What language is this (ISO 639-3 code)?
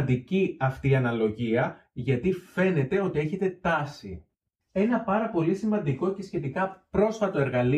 ell